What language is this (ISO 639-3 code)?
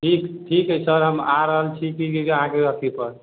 mai